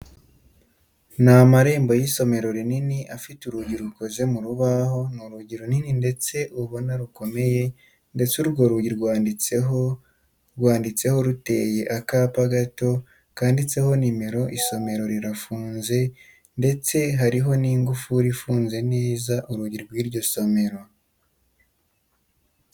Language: Kinyarwanda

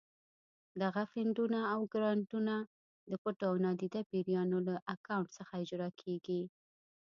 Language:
Pashto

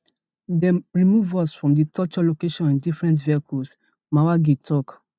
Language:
Nigerian Pidgin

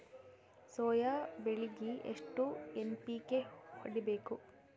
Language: Kannada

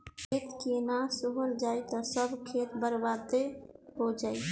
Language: Bhojpuri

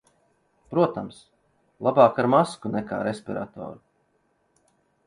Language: Latvian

